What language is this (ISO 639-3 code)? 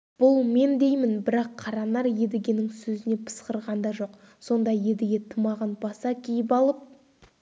kaz